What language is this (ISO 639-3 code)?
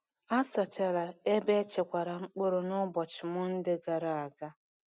ibo